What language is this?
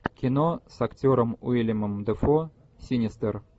Russian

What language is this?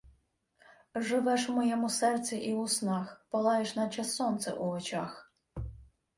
Ukrainian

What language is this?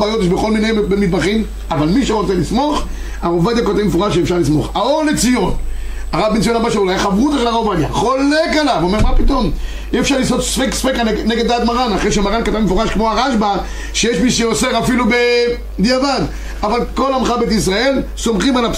Hebrew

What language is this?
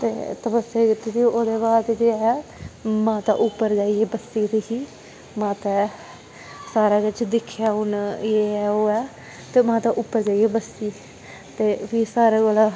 Dogri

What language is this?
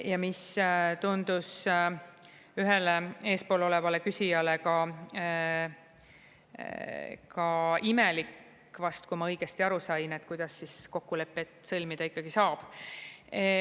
Estonian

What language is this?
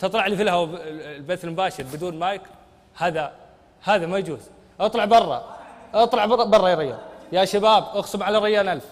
Arabic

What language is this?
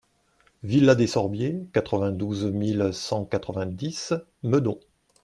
French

